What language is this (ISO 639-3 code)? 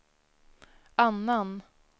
swe